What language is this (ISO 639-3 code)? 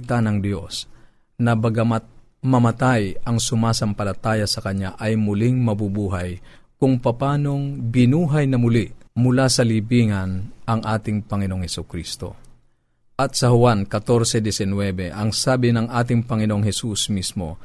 fil